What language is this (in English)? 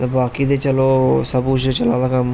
Dogri